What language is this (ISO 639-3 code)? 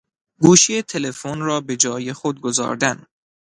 fas